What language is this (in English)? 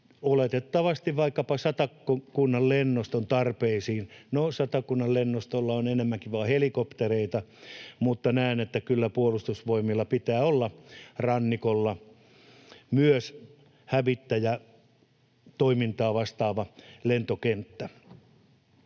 Finnish